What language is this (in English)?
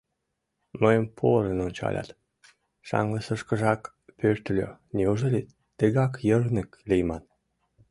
Mari